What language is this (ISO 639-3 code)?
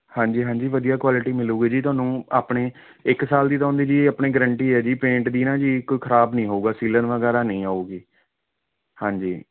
pan